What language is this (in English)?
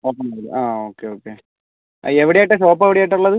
Malayalam